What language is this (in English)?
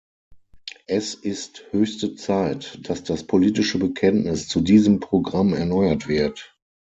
German